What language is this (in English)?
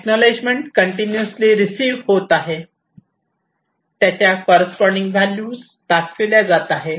Marathi